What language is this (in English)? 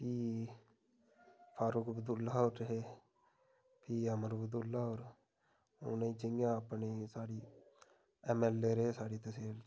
Dogri